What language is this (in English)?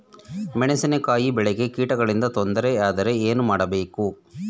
Kannada